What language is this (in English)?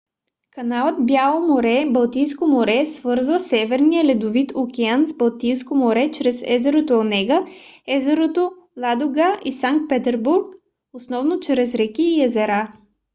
Bulgarian